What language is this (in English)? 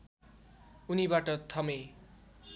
Nepali